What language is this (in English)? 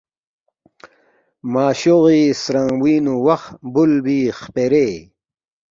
Balti